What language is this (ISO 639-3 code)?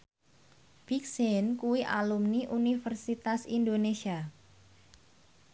jav